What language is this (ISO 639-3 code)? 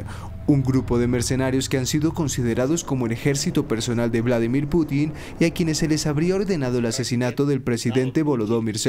spa